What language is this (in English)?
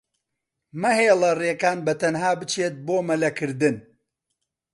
Central Kurdish